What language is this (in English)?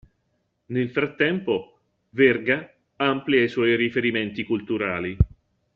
Italian